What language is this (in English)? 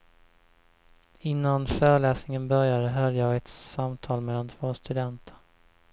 Swedish